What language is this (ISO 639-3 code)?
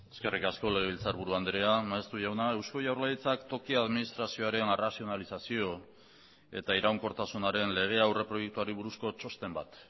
eus